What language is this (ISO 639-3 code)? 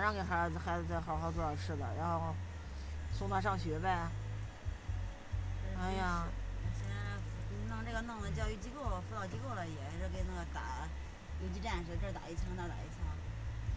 zho